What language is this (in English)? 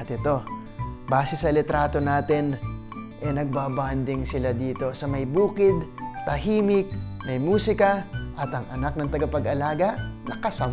Filipino